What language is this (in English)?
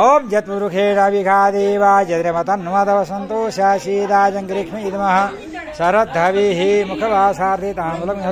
Arabic